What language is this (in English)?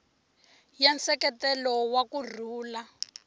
Tsonga